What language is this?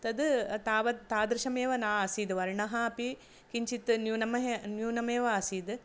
Sanskrit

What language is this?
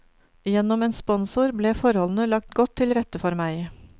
Norwegian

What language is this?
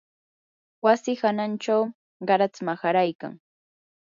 Yanahuanca Pasco Quechua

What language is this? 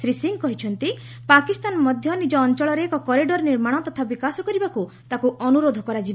Odia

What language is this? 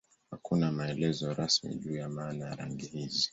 Swahili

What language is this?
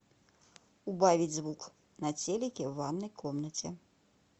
Russian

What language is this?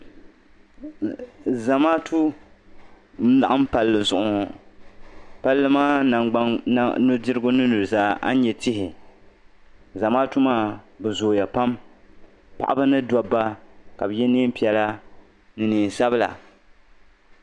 Dagbani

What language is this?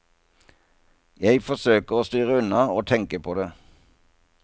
Norwegian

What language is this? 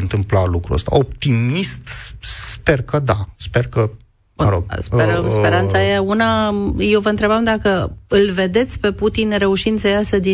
Romanian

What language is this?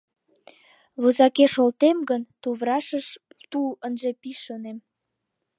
Mari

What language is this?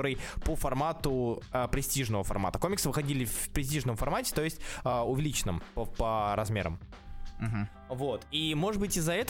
Russian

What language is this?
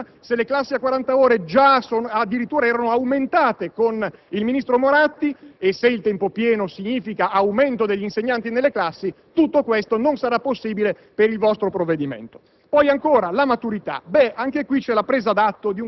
Italian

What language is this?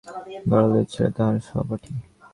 Bangla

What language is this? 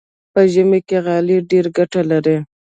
Pashto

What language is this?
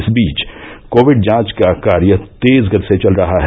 Hindi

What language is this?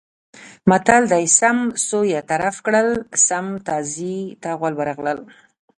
Pashto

